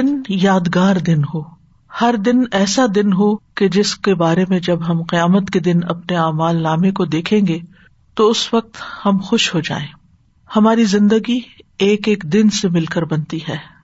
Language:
Urdu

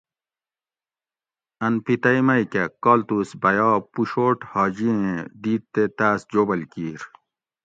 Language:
Gawri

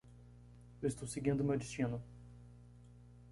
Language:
Portuguese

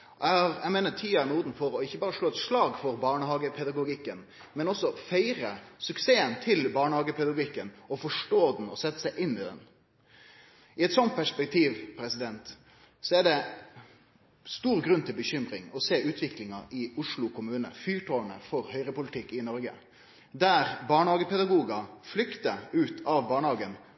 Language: Norwegian Nynorsk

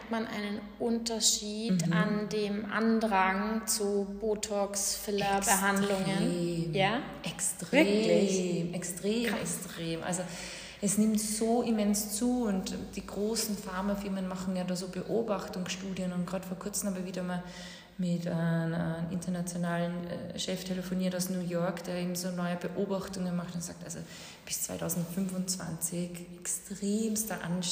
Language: German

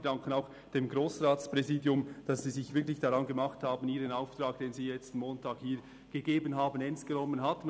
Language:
Swiss German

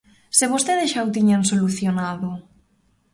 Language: Galician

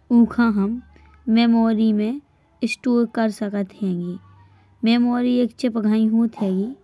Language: Bundeli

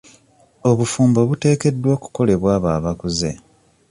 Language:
Ganda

